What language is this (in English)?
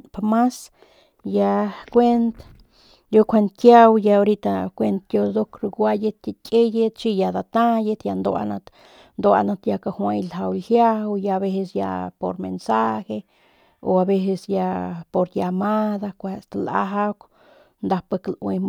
Northern Pame